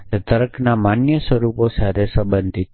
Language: Gujarati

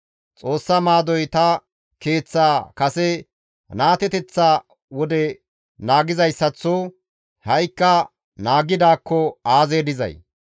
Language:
Gamo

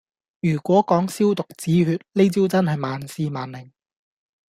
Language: Cantonese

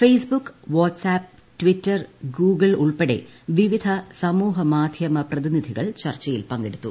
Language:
Malayalam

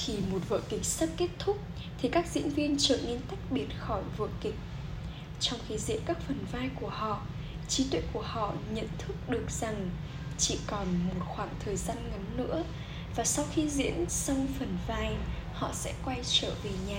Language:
Vietnamese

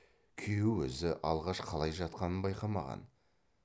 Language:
Kazakh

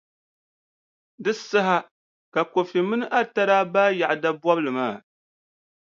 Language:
Dagbani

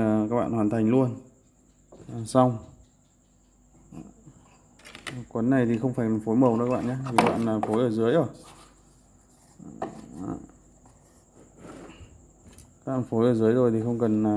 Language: Vietnamese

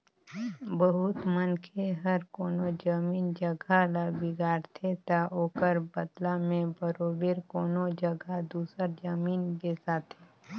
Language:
Chhattisgarhi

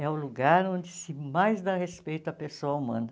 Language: Portuguese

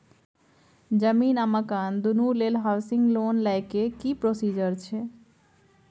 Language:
Maithili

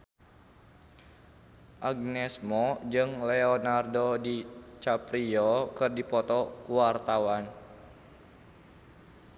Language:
Sundanese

